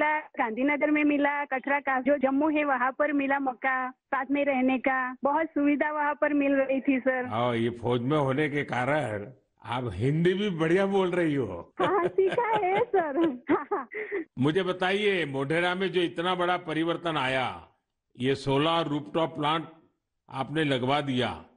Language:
Hindi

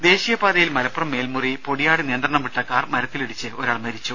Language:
Malayalam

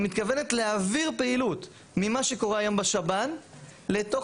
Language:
Hebrew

